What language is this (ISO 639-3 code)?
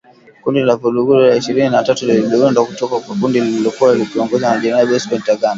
swa